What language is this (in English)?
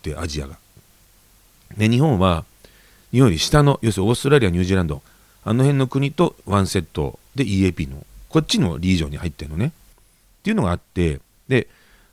Japanese